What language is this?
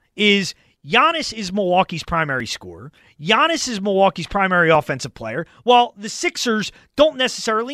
English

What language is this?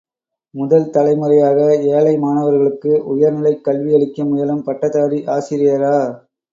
Tamil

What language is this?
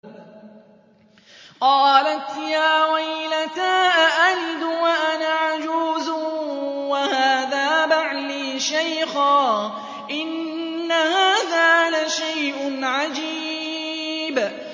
Arabic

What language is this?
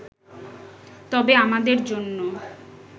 Bangla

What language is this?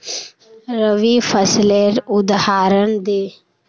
Magahi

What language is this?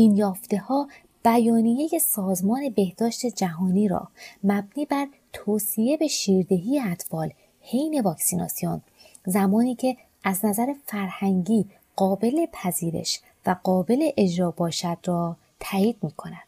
Persian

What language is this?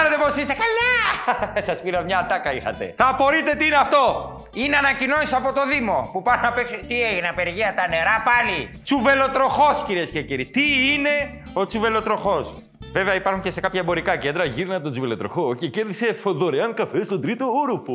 Greek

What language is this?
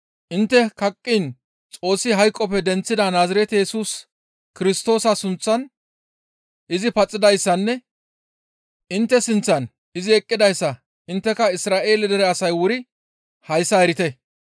Gamo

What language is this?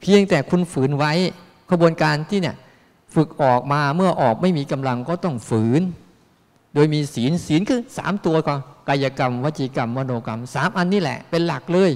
Thai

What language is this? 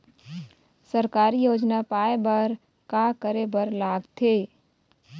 Chhattisgarhi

